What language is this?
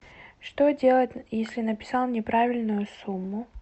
Russian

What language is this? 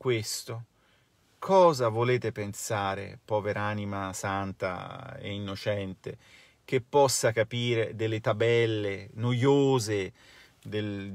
Italian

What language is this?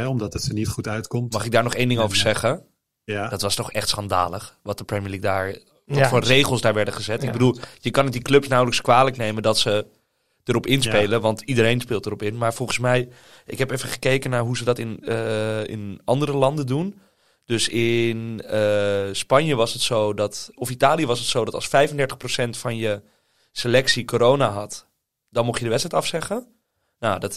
Dutch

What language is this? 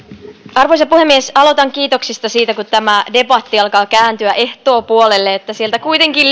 Finnish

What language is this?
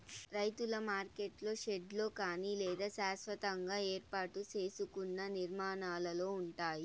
Telugu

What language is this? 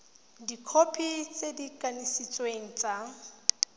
Tswana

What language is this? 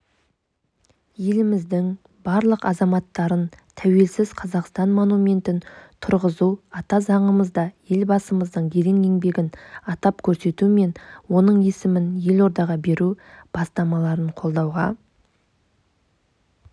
Kazakh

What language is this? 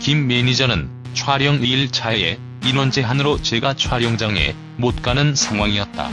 Korean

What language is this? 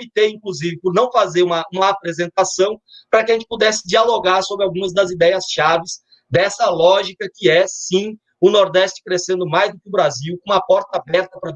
Portuguese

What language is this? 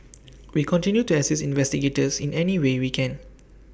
English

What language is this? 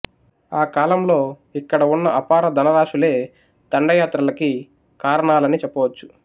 Telugu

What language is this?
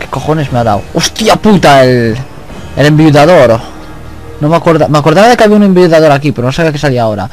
Spanish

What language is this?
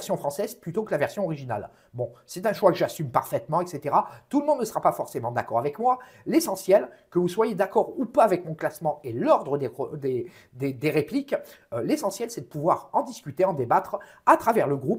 French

